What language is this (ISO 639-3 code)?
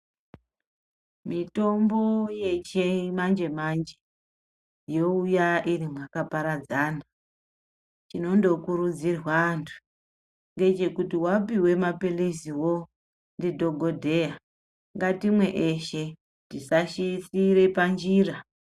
ndc